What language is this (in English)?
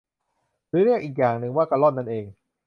Thai